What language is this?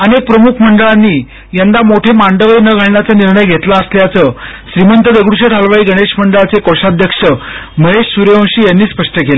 Marathi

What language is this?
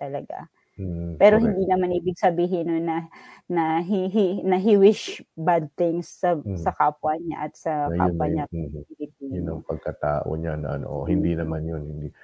Filipino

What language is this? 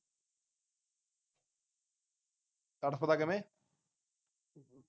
Punjabi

